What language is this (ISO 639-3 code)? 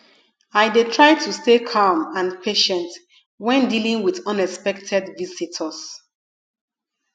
pcm